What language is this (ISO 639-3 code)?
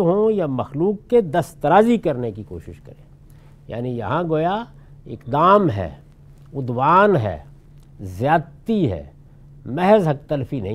urd